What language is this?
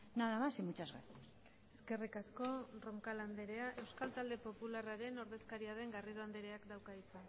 Basque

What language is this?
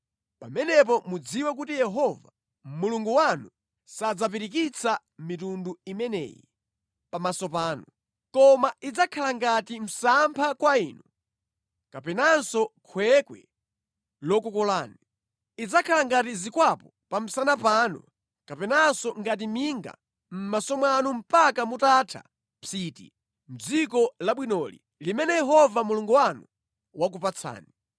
Nyanja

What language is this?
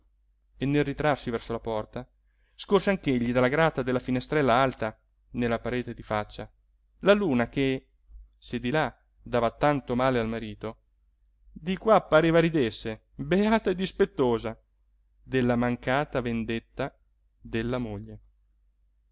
Italian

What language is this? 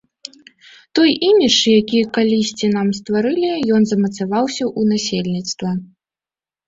Belarusian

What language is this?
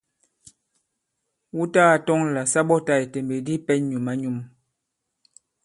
Bankon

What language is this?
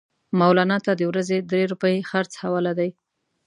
Pashto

